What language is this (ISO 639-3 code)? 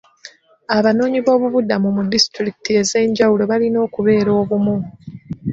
lug